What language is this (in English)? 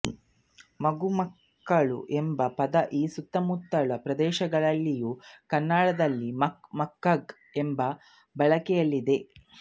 Kannada